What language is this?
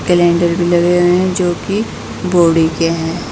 Hindi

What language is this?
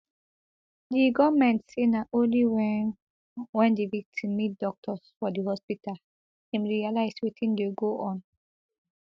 Nigerian Pidgin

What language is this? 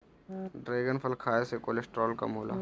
Bhojpuri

